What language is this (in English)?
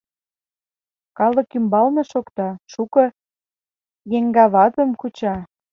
Mari